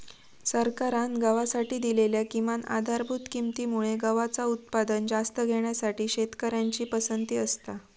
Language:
Marathi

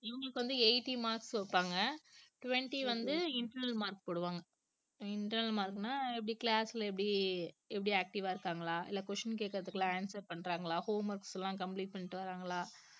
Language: Tamil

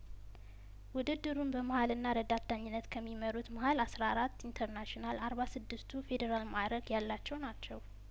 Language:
Amharic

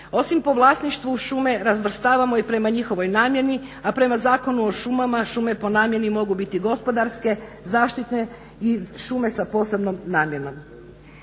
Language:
Croatian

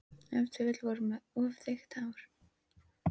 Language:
Icelandic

